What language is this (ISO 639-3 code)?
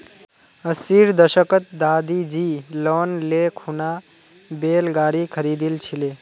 mag